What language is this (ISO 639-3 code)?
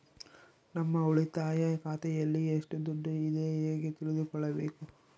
kan